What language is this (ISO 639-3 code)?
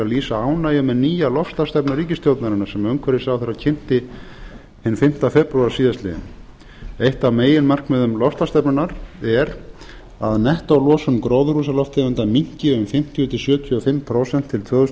isl